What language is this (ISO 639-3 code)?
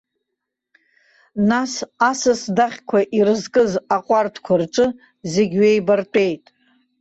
abk